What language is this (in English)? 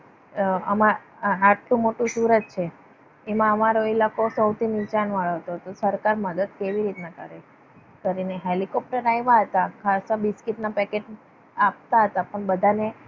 Gujarati